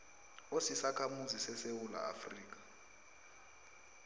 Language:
South Ndebele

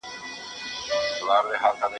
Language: Pashto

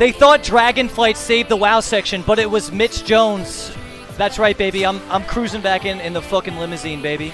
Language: English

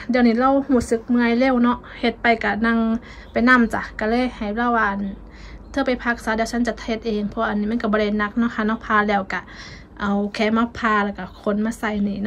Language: Thai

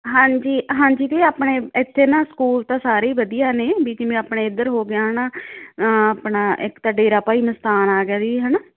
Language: Punjabi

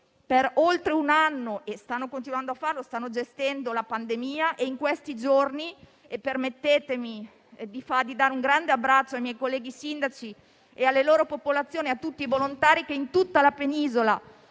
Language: Italian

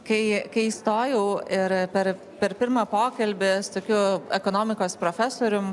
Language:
Lithuanian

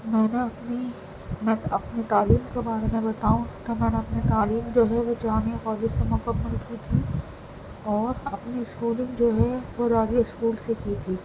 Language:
Urdu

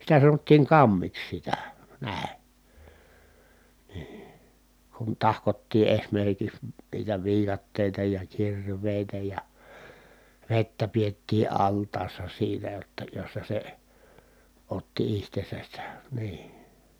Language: Finnish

